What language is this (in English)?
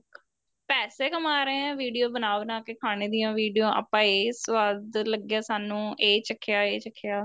Punjabi